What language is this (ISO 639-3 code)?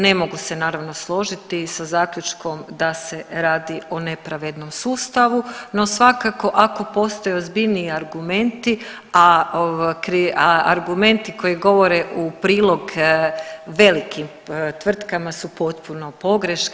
hrv